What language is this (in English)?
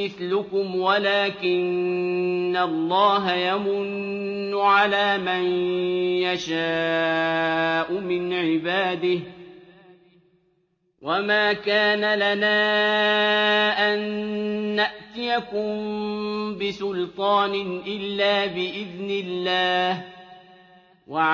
Arabic